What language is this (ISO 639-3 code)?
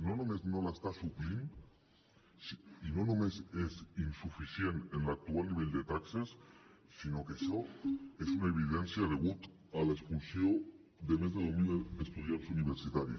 cat